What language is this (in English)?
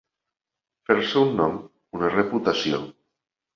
Catalan